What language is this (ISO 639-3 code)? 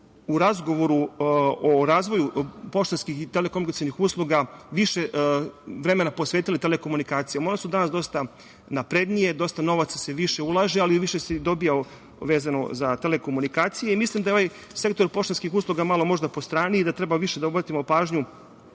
srp